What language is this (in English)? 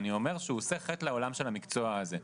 Hebrew